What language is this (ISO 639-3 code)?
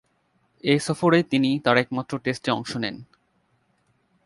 ben